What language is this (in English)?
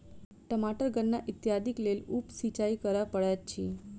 Maithili